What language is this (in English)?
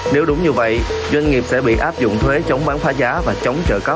Vietnamese